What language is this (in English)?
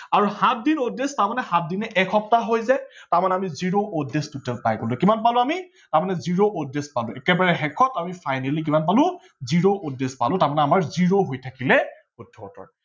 Assamese